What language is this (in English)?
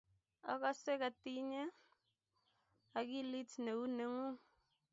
Kalenjin